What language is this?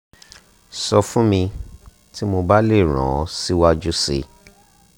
Yoruba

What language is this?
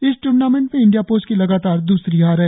Hindi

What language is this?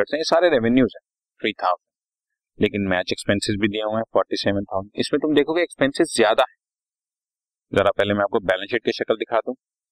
Hindi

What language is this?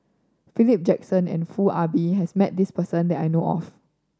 English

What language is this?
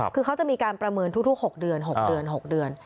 Thai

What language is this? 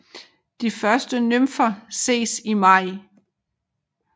Danish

